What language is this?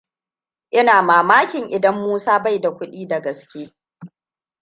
Hausa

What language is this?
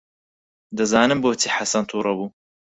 Central Kurdish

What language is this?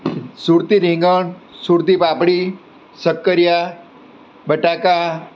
Gujarati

